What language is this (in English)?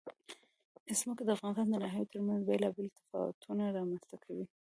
Pashto